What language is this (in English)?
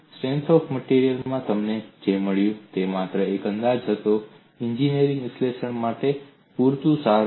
Gujarati